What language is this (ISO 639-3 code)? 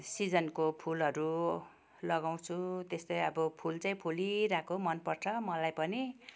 nep